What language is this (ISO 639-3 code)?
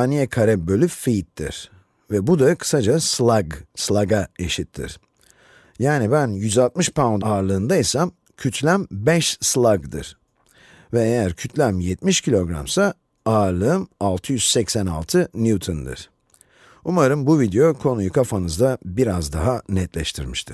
tur